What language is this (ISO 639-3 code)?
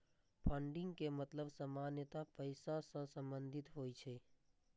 mai